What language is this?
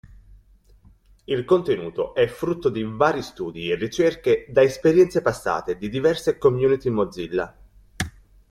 Italian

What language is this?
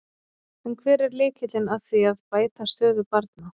Icelandic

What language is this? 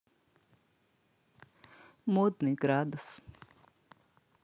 Russian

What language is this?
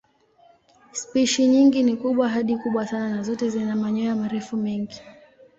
Swahili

